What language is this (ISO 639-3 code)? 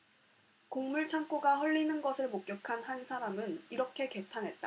kor